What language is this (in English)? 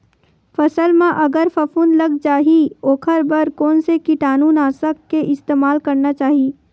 Chhattisgarhi